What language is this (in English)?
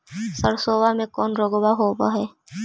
Magahi